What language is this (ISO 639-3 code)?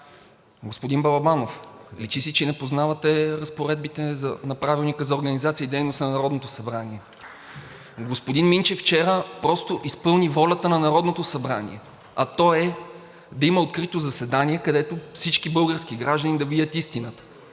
bul